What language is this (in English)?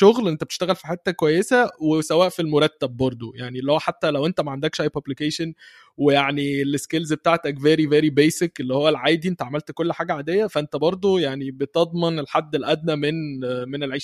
Arabic